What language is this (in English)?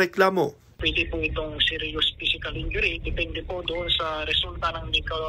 Filipino